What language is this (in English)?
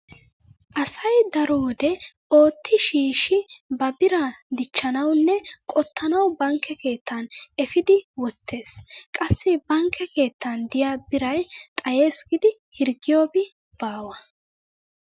Wolaytta